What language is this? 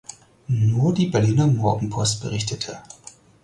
German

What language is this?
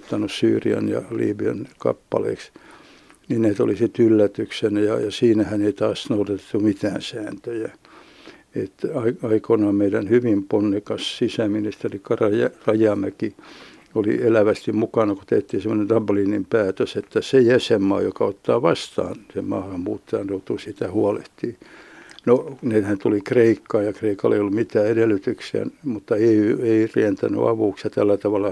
Finnish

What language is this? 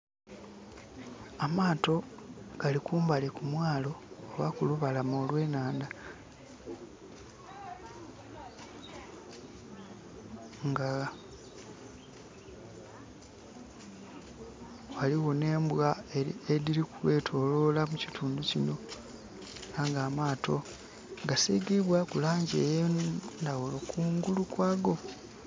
Soga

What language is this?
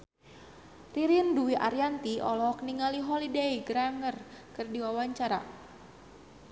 Sundanese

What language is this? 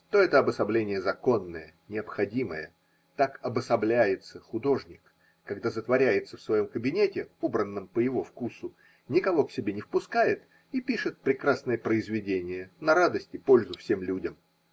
Russian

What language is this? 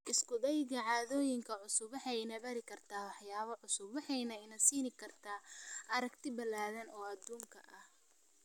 Somali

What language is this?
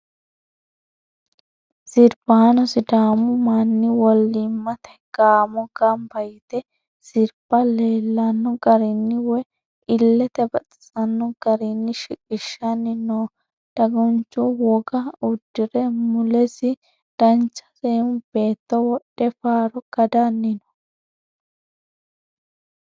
Sidamo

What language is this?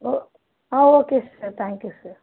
Tamil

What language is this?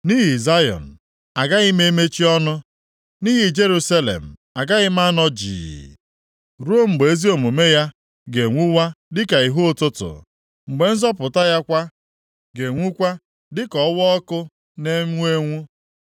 Igbo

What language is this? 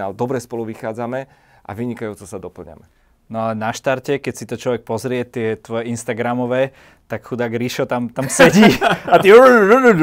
Slovak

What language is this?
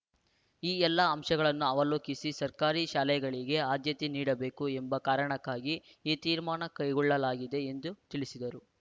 Kannada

